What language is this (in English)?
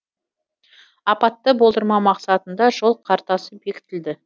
Kazakh